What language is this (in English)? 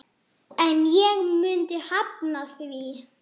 Icelandic